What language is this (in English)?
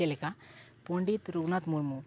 Santali